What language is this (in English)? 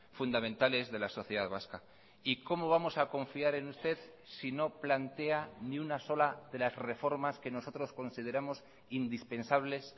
Spanish